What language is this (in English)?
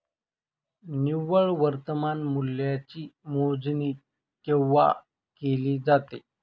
Marathi